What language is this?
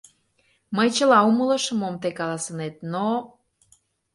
Mari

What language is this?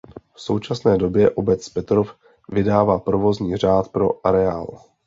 Czech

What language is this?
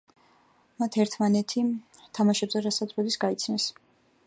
Georgian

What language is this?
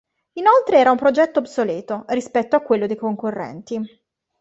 Italian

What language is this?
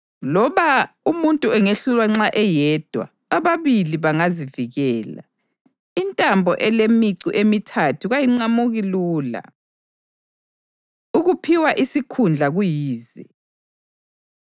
North Ndebele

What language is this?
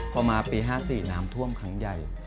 Thai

